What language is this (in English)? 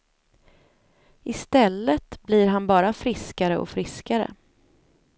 Swedish